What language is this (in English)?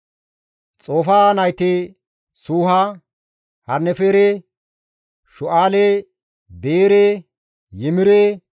Gamo